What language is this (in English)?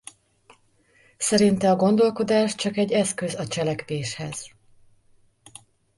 Hungarian